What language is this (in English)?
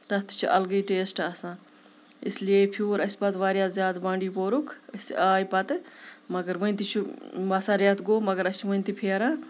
Kashmiri